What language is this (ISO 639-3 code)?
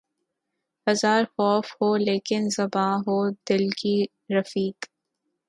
urd